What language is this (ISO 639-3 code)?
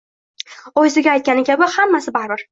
uzb